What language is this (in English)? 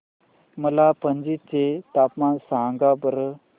Marathi